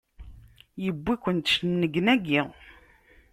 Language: Kabyle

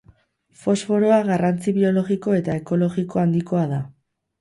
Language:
Basque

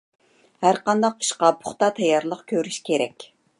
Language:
Uyghur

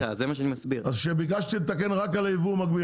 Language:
Hebrew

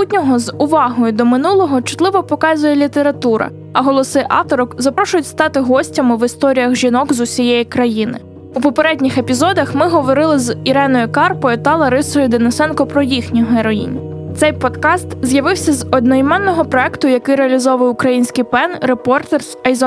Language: Ukrainian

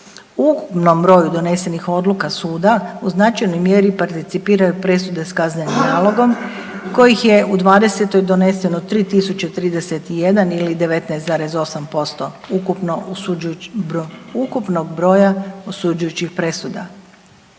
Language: Croatian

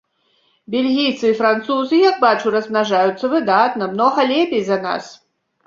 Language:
Belarusian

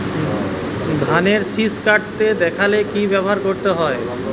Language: Bangla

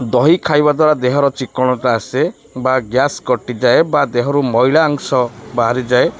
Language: Odia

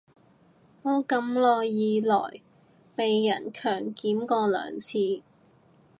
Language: Cantonese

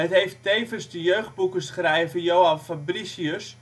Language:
Dutch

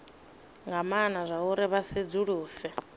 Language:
Venda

